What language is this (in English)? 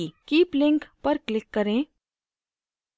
Hindi